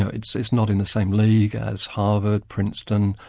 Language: English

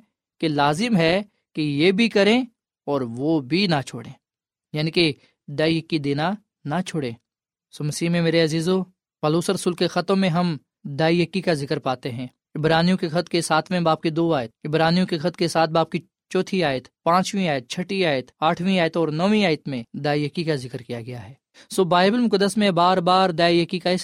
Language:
Urdu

